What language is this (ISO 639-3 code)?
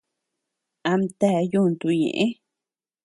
cux